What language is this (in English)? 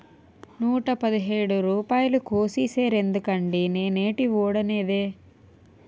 Telugu